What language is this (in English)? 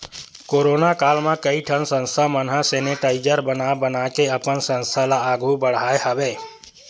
Chhattisgarhi